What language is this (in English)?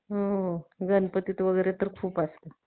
Marathi